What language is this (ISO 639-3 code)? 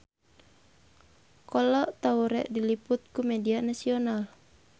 sun